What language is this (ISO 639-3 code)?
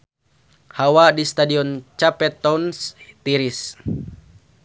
sun